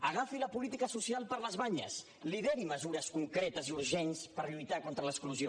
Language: Catalan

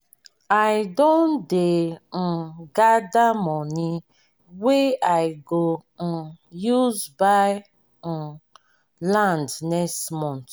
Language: Nigerian Pidgin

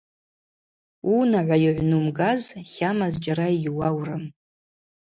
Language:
Abaza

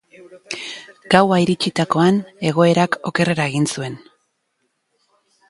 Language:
Basque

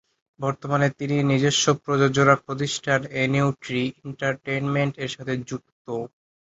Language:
Bangla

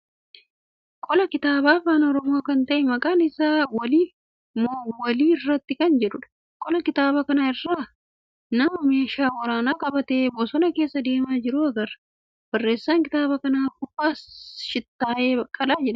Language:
Oromo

